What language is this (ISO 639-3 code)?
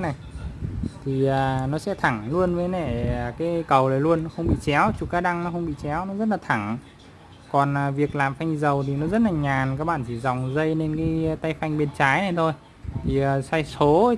vie